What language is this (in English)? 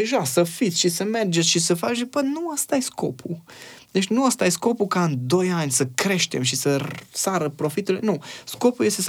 Romanian